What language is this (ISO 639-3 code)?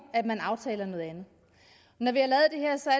dan